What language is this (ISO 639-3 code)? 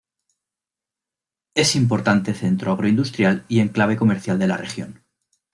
spa